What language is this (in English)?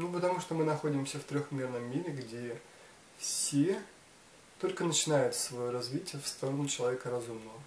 Russian